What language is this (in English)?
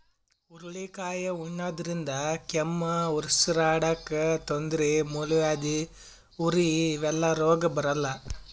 Kannada